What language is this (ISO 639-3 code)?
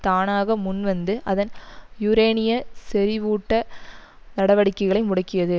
tam